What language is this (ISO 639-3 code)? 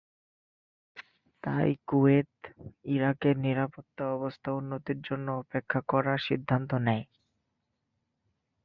ben